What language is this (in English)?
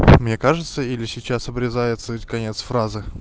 Russian